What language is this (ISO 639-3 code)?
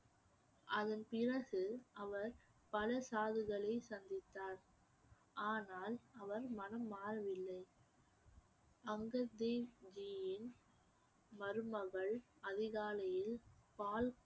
tam